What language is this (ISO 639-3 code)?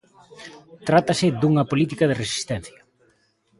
glg